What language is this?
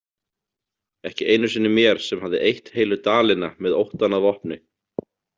Icelandic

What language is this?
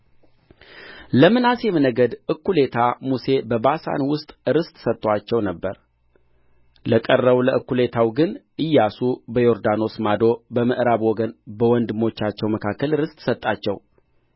Amharic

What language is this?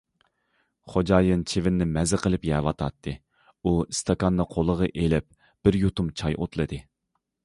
Uyghur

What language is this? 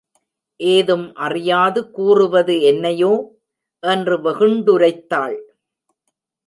Tamil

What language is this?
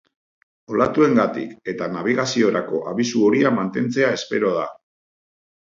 Basque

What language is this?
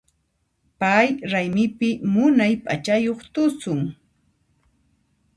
Puno Quechua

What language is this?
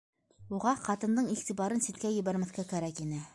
Bashkir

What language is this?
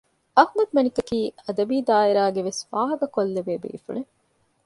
Divehi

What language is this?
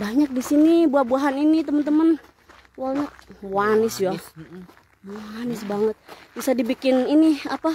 Indonesian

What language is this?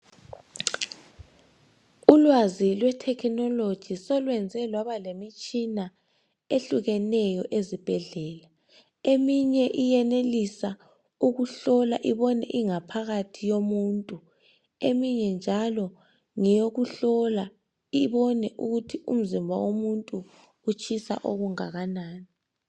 North Ndebele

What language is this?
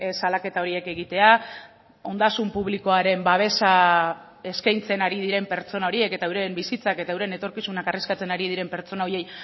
Basque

